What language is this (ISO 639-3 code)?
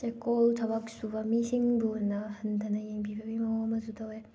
mni